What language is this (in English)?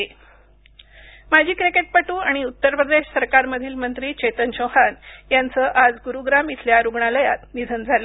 Marathi